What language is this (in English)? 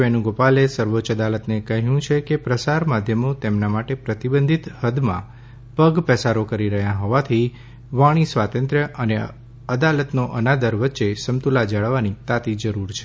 Gujarati